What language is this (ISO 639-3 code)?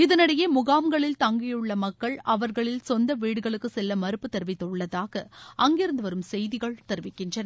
tam